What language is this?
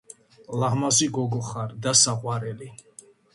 Georgian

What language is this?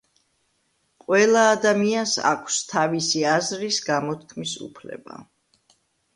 Georgian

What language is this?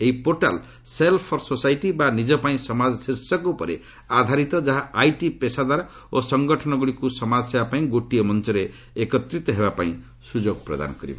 Odia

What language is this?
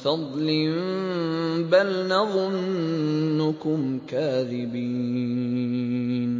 Arabic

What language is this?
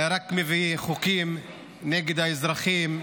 Hebrew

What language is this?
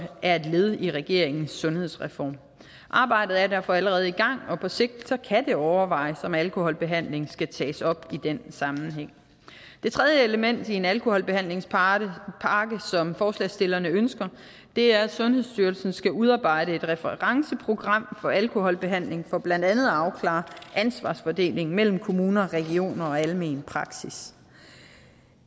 Danish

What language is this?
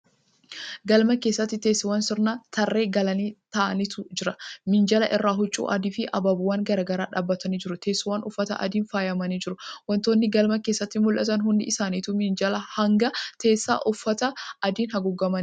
Oromo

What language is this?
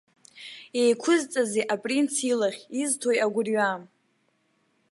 Abkhazian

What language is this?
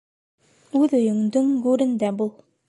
Bashkir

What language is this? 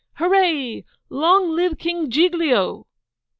English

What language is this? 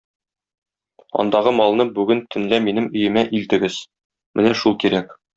Tatar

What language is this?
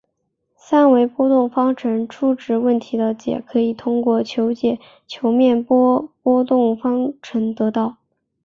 Chinese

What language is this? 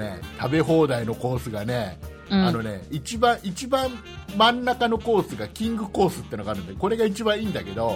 Japanese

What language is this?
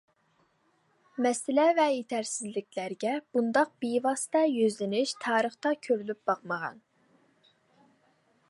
Uyghur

